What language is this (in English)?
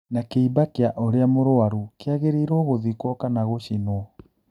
Kikuyu